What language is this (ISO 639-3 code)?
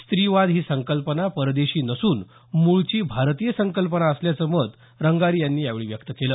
mar